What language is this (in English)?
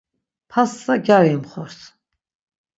Laz